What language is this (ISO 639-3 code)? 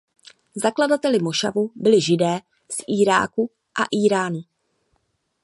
ces